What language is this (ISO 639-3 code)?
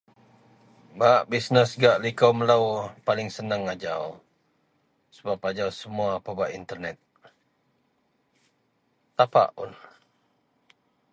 mel